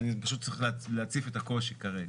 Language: Hebrew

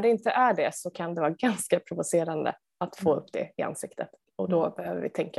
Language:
Swedish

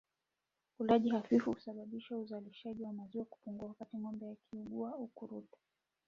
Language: Swahili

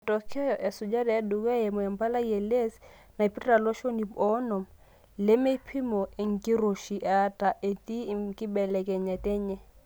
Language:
Masai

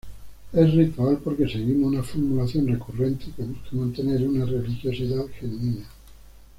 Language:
Spanish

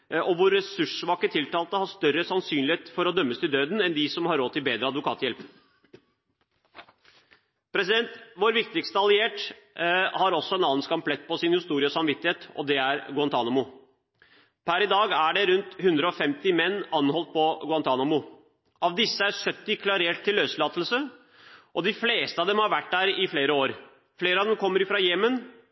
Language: Norwegian Bokmål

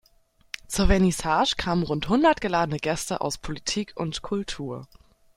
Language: German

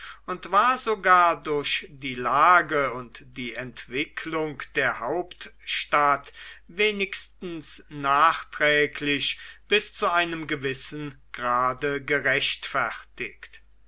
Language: German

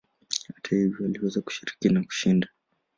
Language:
Swahili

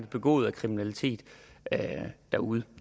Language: Danish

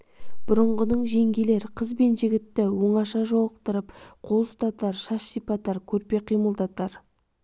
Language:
Kazakh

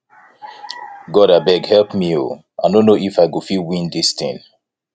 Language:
Nigerian Pidgin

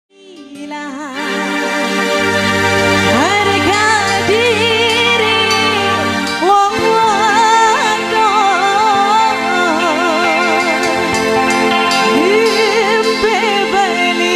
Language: Indonesian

